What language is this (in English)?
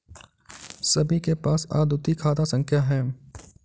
Hindi